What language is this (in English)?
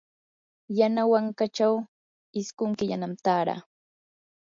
Yanahuanca Pasco Quechua